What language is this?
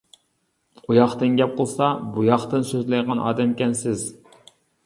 Uyghur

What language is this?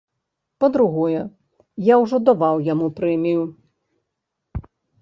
Belarusian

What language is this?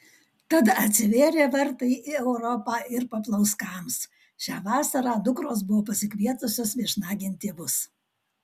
Lithuanian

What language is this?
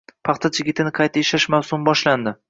Uzbek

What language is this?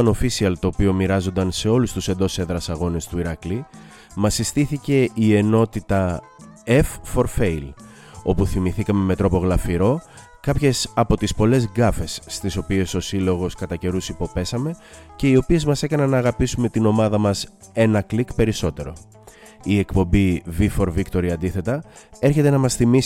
Greek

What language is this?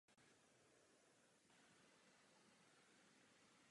Czech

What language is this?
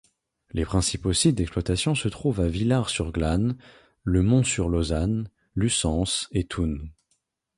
French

